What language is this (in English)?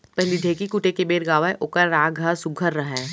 Chhattisgarhi